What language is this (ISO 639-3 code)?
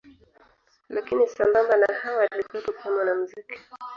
swa